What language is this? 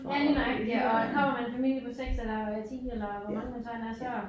Danish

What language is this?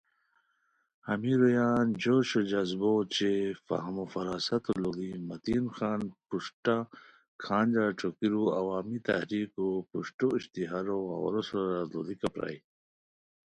Khowar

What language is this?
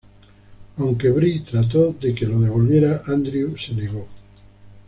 Spanish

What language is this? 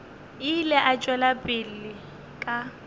Northern Sotho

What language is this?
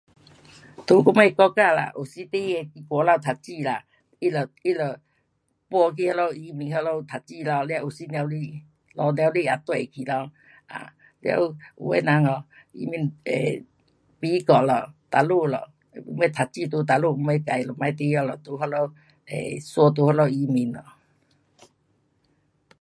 Pu-Xian Chinese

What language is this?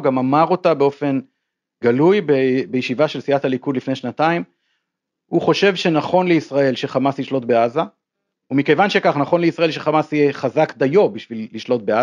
Hebrew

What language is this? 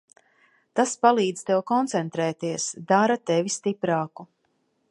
Latvian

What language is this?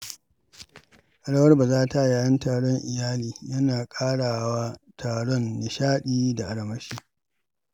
Hausa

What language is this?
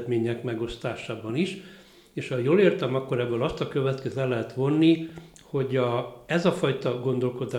Hungarian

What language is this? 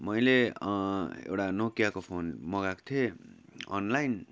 Nepali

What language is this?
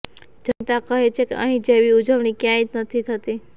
Gujarati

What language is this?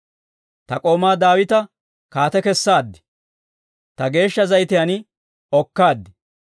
Dawro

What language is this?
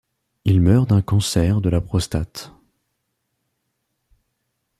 French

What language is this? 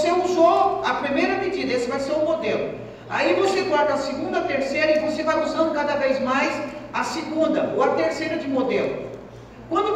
Portuguese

